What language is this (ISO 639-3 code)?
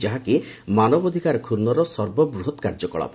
ori